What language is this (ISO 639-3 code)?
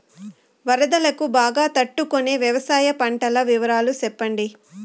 tel